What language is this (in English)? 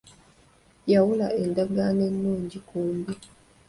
Ganda